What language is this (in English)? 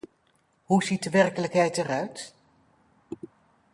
Dutch